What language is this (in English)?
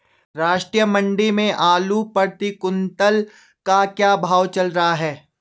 Hindi